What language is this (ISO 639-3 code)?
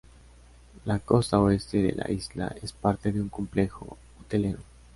spa